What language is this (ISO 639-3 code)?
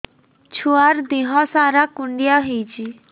ori